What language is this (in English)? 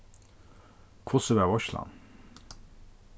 Faroese